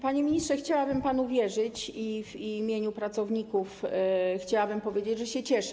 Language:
Polish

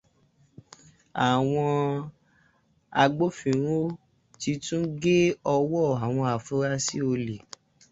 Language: Yoruba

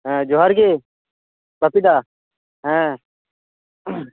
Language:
Santali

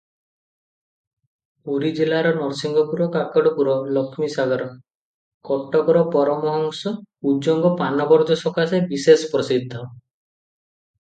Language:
Odia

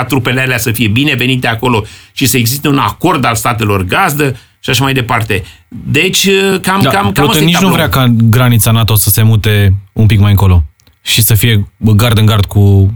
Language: Romanian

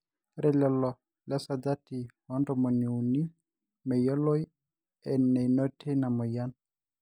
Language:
Masai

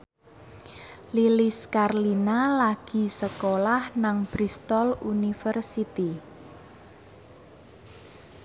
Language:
Javanese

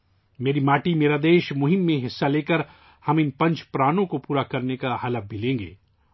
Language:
Urdu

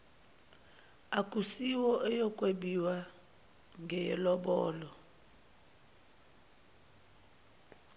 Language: Zulu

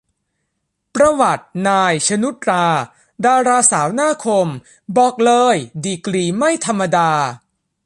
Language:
Thai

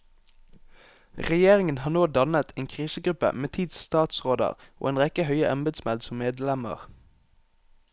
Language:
Norwegian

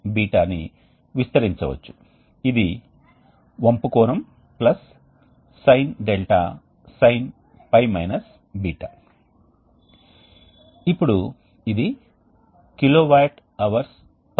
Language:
Telugu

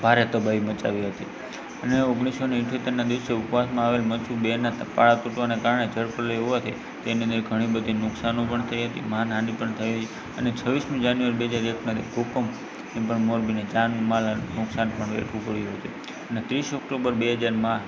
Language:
Gujarati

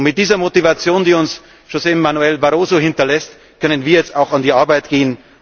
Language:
German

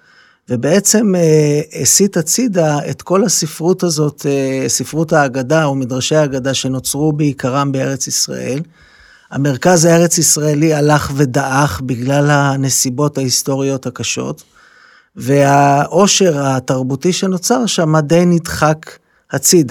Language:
Hebrew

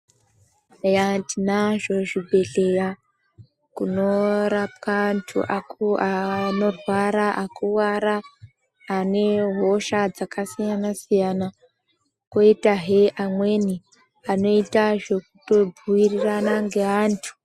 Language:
Ndau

